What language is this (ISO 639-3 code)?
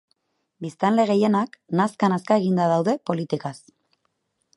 eus